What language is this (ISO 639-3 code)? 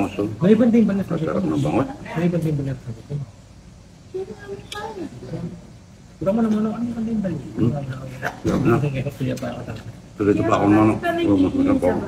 fil